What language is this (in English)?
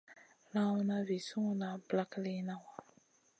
Masana